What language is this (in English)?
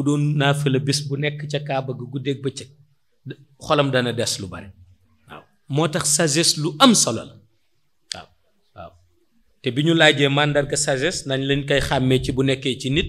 Indonesian